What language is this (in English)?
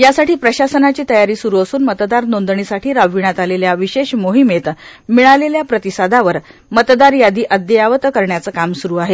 Marathi